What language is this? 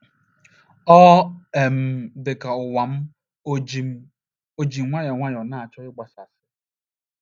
Igbo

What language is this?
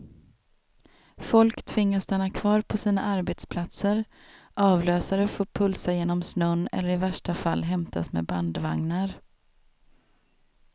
Swedish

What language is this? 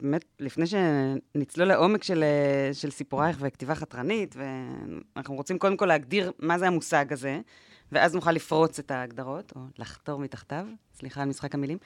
Hebrew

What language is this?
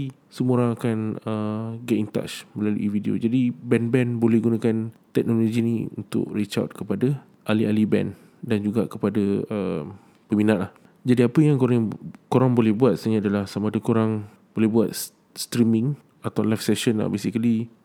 Malay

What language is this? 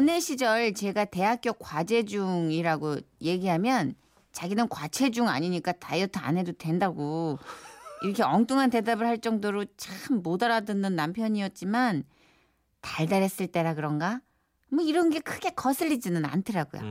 Korean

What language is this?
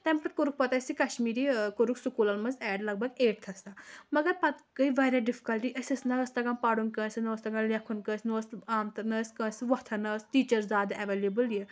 Kashmiri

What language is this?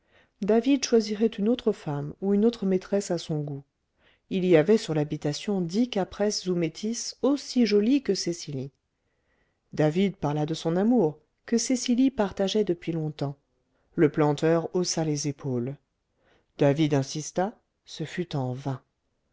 French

